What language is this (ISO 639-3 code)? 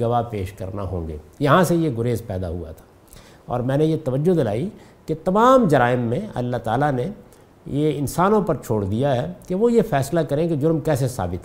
urd